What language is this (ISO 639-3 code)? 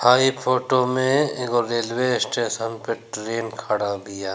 bho